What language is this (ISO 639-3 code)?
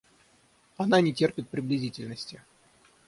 rus